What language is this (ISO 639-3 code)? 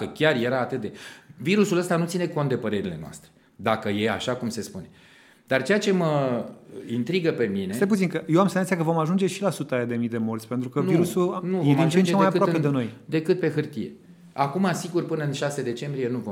ron